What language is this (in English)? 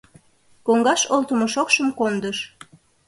Mari